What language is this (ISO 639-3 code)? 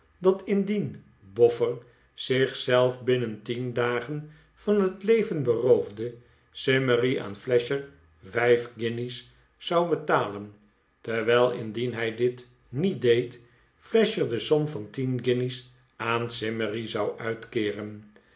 nld